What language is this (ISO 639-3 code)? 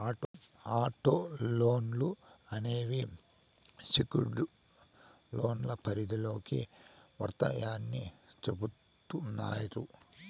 tel